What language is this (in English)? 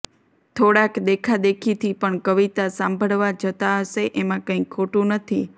Gujarati